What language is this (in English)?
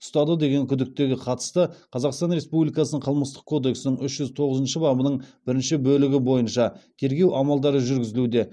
Kazakh